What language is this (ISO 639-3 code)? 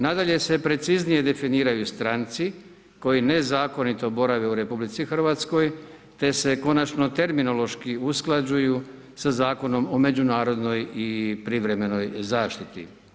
hrv